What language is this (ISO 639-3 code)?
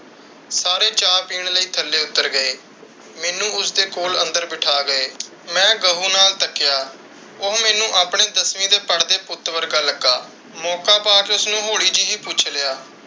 pan